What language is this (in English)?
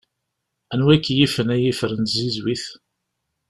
Kabyle